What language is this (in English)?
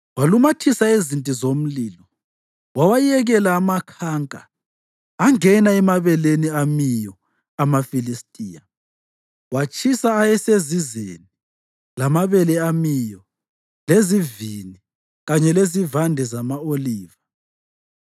North Ndebele